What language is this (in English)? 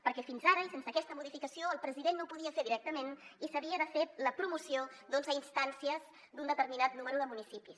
Catalan